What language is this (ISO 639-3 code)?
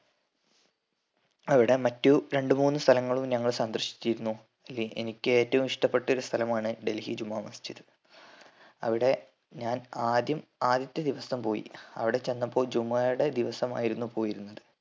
mal